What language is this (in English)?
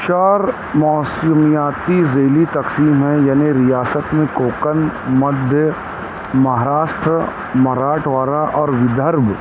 Urdu